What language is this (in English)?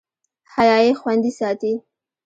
Pashto